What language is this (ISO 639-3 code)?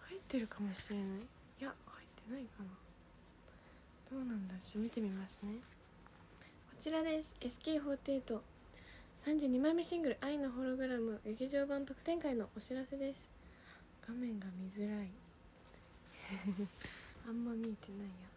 jpn